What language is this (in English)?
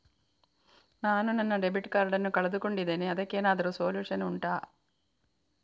Kannada